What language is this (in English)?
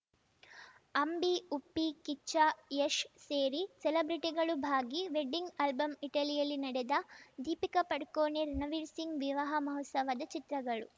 Kannada